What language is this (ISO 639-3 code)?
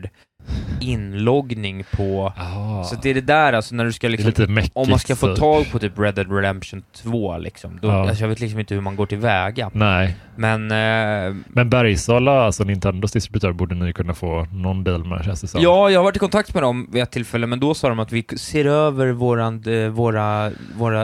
swe